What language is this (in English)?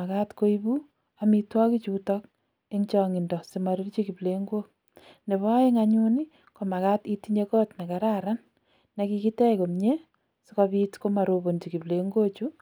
Kalenjin